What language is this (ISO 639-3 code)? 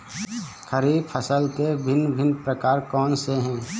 hin